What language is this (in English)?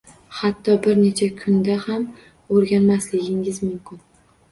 Uzbek